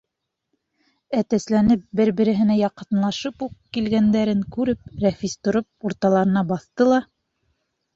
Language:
Bashkir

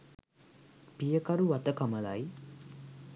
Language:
Sinhala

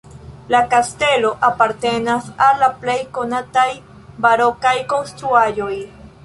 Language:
Esperanto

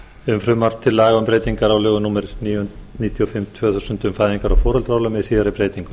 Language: Icelandic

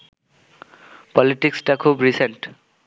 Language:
Bangla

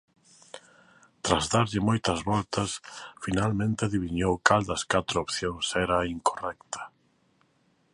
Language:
Galician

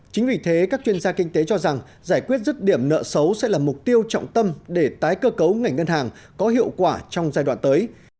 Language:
Vietnamese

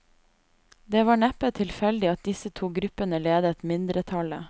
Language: Norwegian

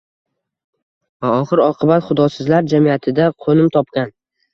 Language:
Uzbek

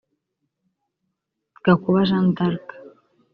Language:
Kinyarwanda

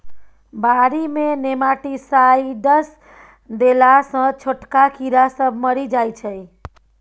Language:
Maithili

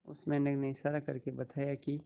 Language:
Hindi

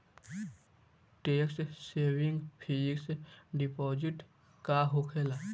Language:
Bhojpuri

